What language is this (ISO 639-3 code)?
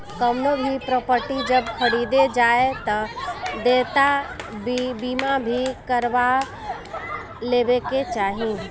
bho